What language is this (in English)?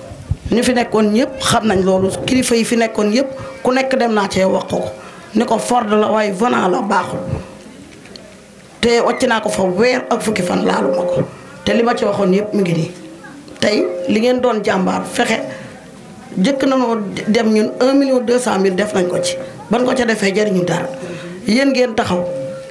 French